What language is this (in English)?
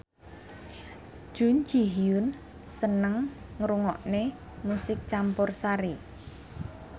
Javanese